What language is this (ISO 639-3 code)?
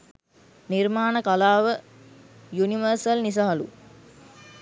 sin